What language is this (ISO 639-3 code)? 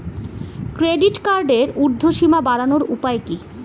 ben